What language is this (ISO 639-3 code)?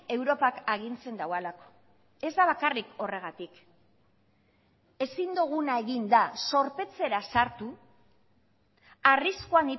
eus